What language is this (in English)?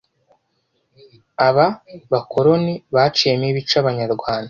Kinyarwanda